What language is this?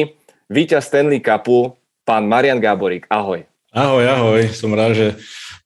Czech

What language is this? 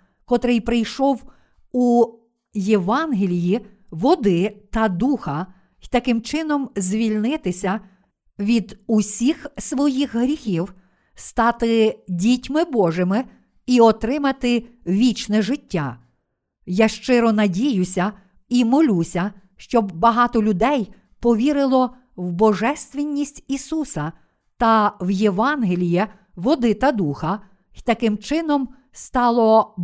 Ukrainian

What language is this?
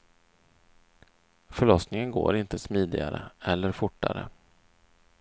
Swedish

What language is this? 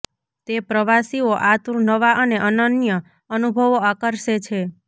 Gujarati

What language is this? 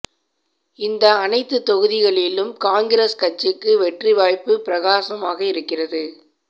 Tamil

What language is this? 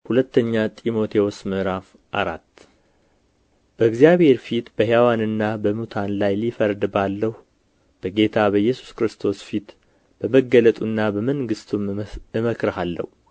Amharic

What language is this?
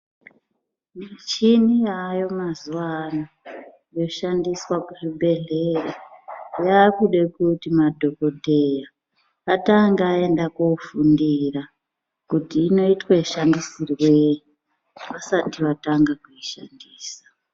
Ndau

